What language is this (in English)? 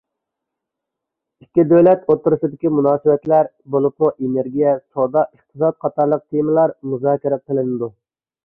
Uyghur